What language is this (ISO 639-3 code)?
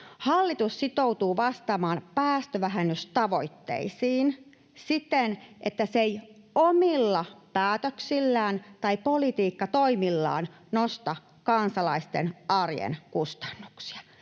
fin